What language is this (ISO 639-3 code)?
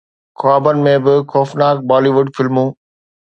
snd